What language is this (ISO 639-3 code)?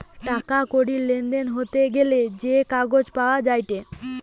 ben